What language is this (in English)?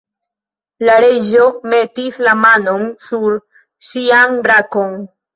Esperanto